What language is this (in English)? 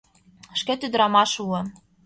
Mari